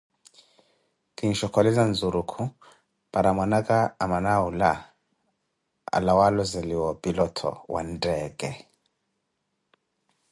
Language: Koti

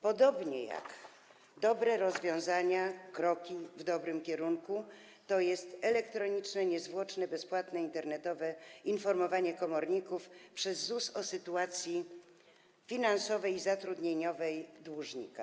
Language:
Polish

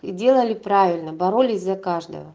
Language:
Russian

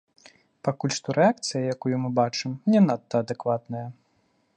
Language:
Belarusian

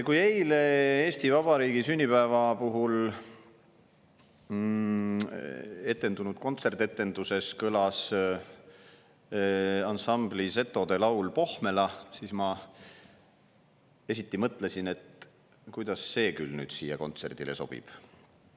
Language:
Estonian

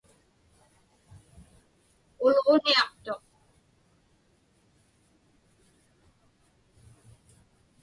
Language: Inupiaq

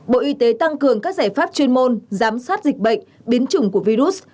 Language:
Vietnamese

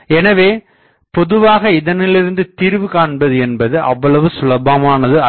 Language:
Tamil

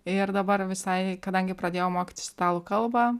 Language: Lithuanian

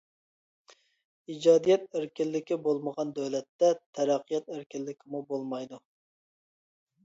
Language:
Uyghur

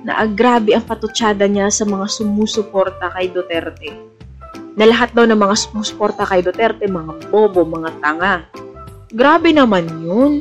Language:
Filipino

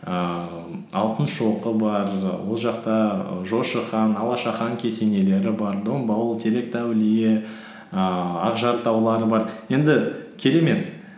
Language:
Kazakh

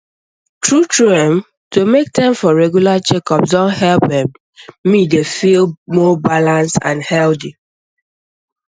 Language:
Nigerian Pidgin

